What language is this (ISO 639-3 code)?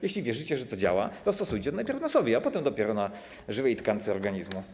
pol